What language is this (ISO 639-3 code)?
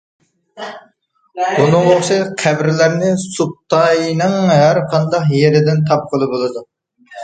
uig